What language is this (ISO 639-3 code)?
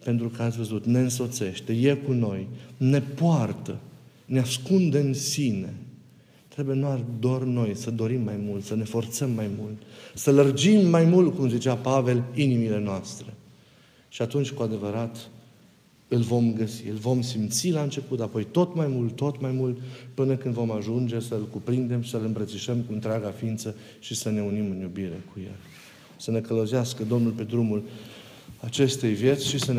ron